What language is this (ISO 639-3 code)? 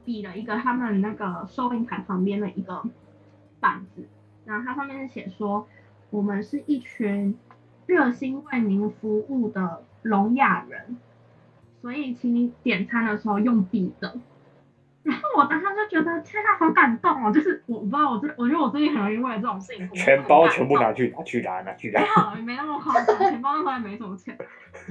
zho